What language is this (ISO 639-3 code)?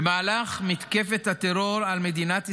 heb